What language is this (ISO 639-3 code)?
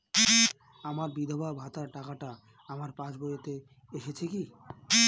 ben